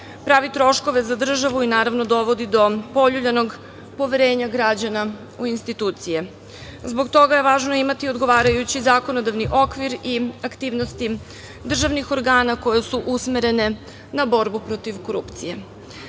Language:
Serbian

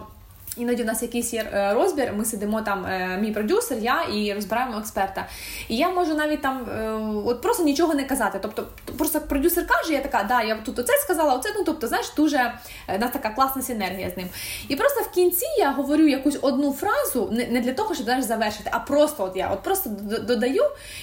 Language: Ukrainian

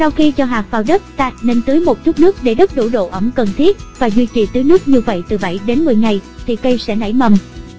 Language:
Vietnamese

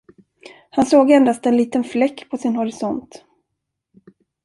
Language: Swedish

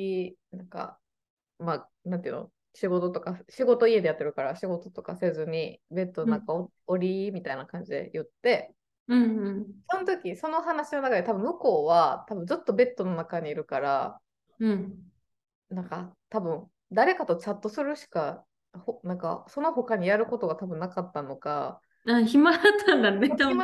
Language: Japanese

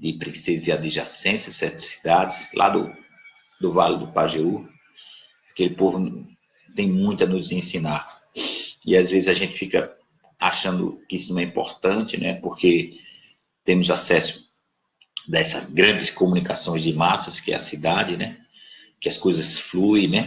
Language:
Portuguese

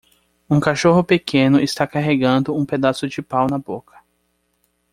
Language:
Portuguese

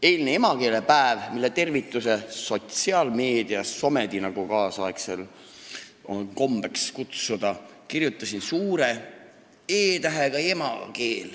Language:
Estonian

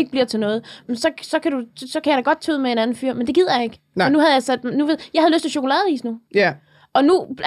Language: Danish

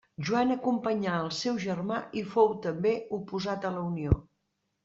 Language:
Catalan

